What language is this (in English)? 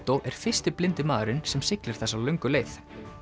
Icelandic